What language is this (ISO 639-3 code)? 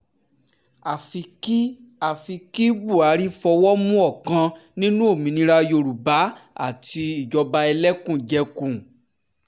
yor